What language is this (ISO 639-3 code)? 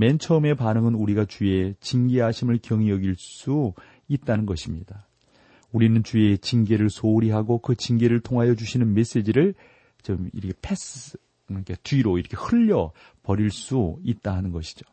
kor